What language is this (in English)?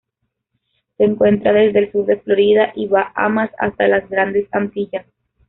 Spanish